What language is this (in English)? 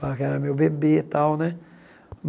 Portuguese